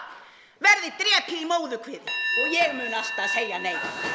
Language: Icelandic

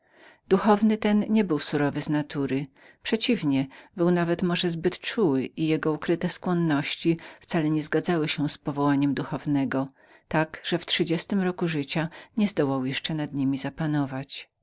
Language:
Polish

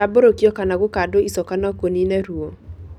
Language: Kikuyu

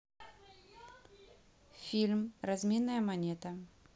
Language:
Russian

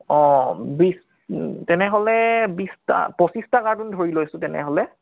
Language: Assamese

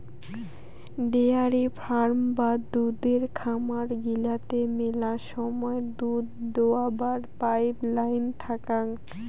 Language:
Bangla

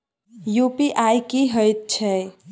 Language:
Maithili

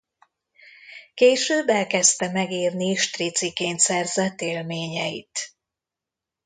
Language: Hungarian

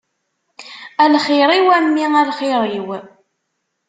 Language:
Kabyle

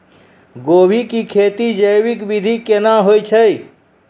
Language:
Maithili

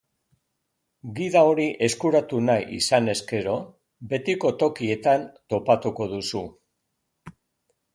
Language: Basque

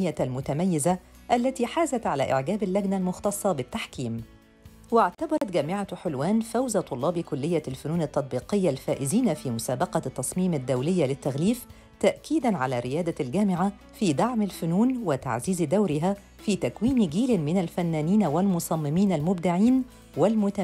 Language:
Arabic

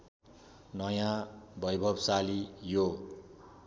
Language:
Nepali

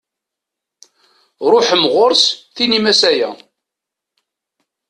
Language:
Kabyle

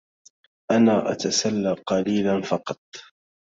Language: Arabic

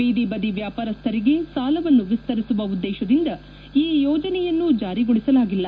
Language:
Kannada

